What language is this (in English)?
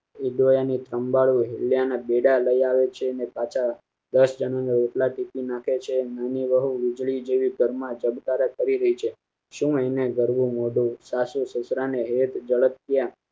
Gujarati